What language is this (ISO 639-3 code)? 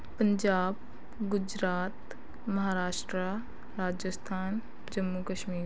pan